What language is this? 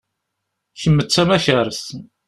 Kabyle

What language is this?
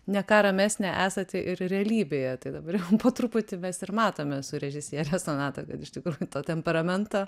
Lithuanian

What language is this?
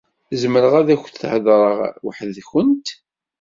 Kabyle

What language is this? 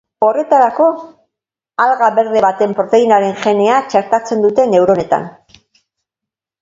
Basque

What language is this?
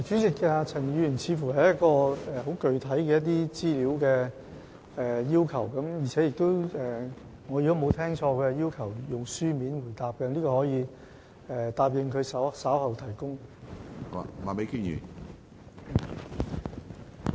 Cantonese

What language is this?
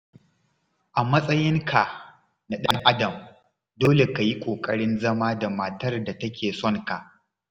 Hausa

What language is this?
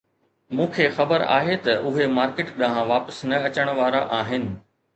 Sindhi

